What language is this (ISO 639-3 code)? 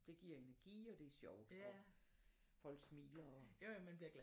dan